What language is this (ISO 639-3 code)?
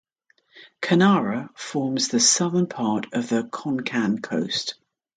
eng